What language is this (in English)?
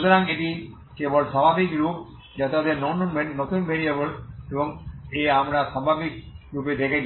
Bangla